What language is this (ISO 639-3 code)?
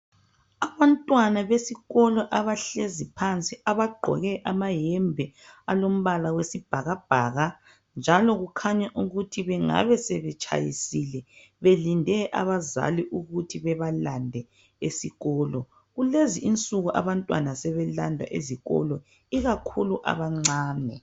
nde